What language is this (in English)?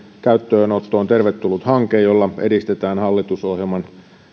Finnish